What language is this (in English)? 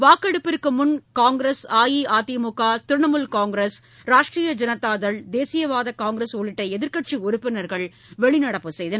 Tamil